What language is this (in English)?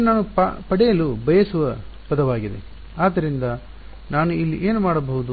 Kannada